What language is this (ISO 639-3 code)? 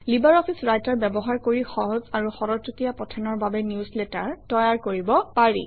asm